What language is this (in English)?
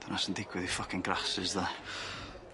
Welsh